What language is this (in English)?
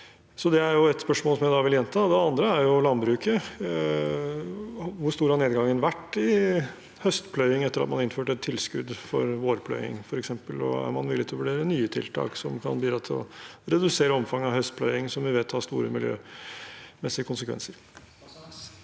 Norwegian